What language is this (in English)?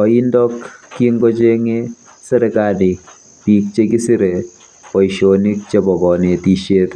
Kalenjin